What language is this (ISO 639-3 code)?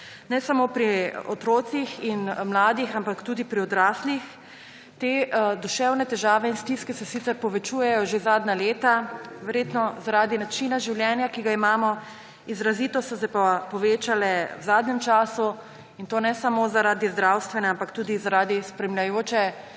slv